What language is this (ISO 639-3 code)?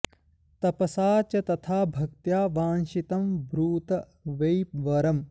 san